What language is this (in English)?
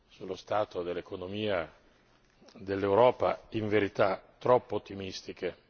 Italian